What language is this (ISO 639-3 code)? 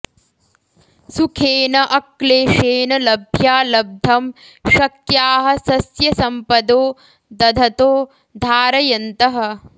san